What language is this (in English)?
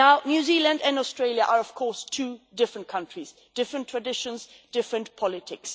English